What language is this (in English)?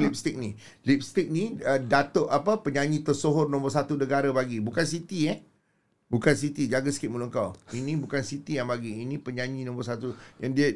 Malay